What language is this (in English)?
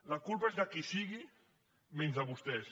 Catalan